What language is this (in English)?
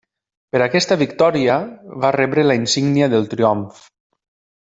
Catalan